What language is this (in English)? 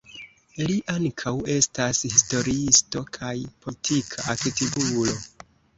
Esperanto